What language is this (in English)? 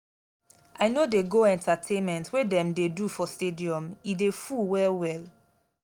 Nigerian Pidgin